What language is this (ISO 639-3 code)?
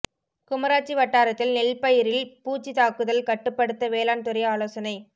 tam